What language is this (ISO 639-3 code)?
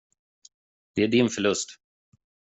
swe